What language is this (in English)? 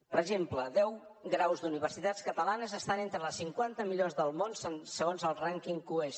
Catalan